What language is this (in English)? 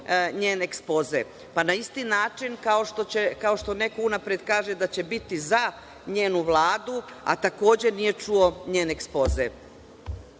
Serbian